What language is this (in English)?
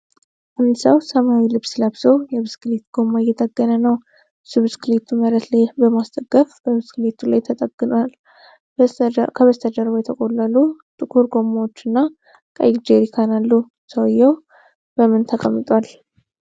Amharic